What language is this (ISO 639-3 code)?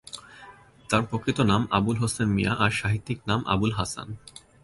ben